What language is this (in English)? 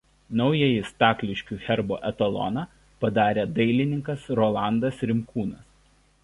Lithuanian